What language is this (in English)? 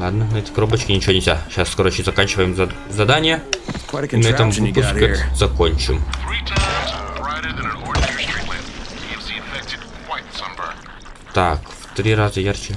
Russian